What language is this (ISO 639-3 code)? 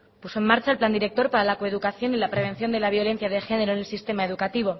spa